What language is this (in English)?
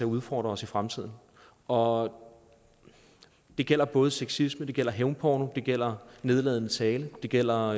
Danish